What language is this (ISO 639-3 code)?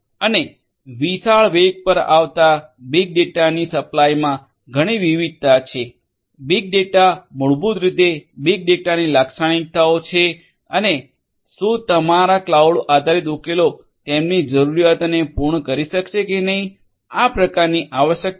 guj